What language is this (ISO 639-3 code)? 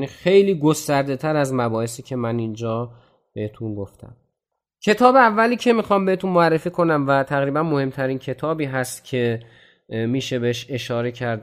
fas